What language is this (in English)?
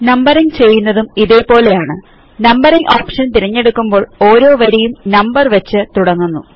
Malayalam